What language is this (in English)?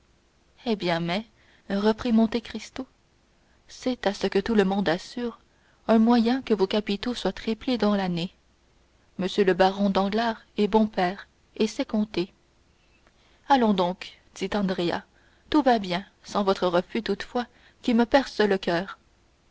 French